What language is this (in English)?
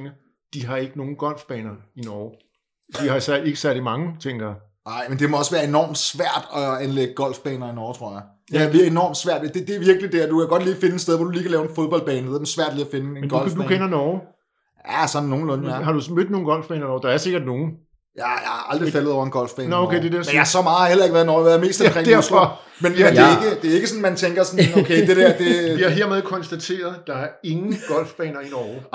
Danish